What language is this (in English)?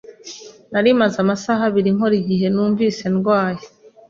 Kinyarwanda